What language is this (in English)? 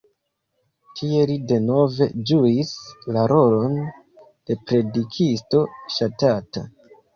Esperanto